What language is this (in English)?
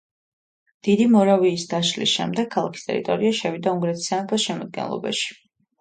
Georgian